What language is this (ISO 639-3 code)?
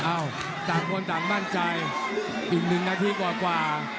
tha